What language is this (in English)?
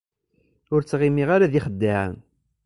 Kabyle